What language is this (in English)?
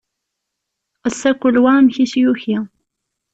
Kabyle